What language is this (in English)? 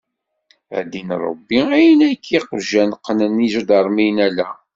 Kabyle